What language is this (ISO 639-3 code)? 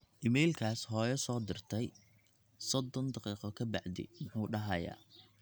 som